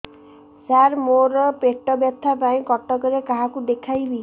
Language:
Odia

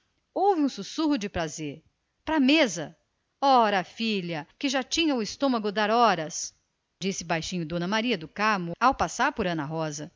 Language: Portuguese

